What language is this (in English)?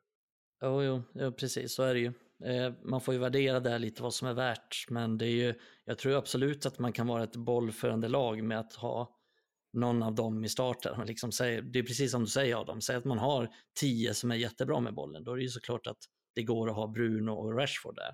Swedish